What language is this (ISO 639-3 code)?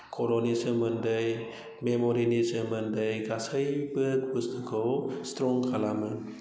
brx